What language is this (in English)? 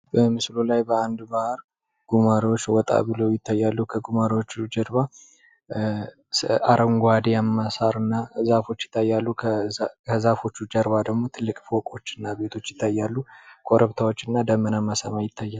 Amharic